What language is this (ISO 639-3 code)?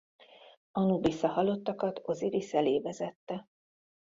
hun